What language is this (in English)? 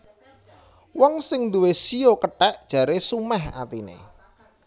Javanese